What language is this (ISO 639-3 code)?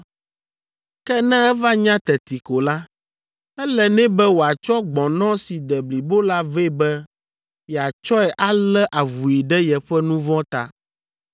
ewe